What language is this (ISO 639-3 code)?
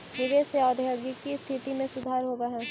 mag